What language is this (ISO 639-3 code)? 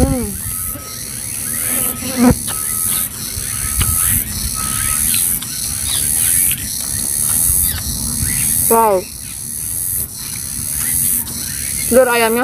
ind